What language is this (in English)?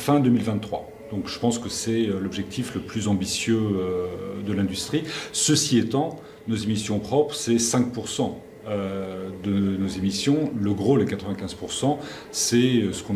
French